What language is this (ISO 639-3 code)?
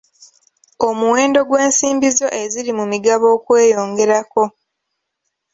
lug